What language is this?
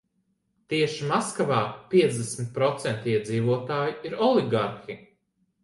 Latvian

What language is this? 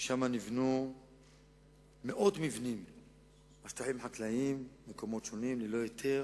Hebrew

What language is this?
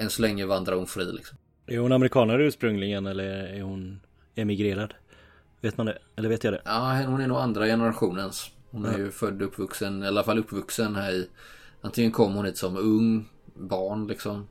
Swedish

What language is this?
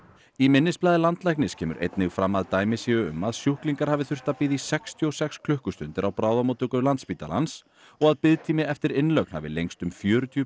Icelandic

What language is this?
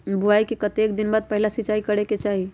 Magahi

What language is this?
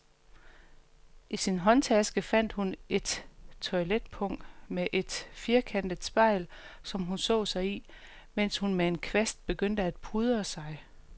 Danish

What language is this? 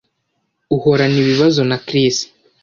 Kinyarwanda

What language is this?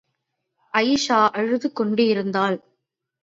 Tamil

